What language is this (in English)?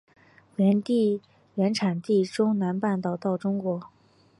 Chinese